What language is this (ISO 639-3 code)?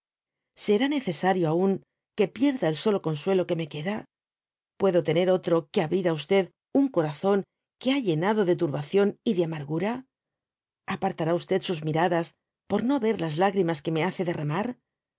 spa